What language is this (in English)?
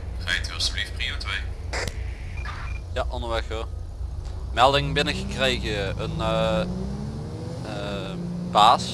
Dutch